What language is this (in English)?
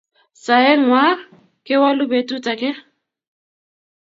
Kalenjin